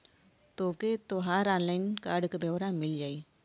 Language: Bhojpuri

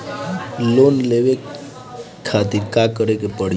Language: Bhojpuri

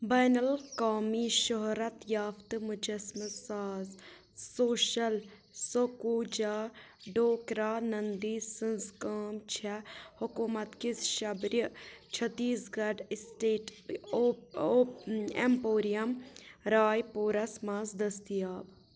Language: Kashmiri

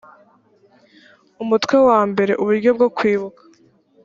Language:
Kinyarwanda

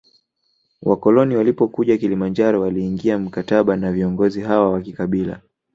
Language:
Swahili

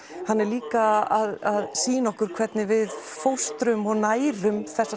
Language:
Icelandic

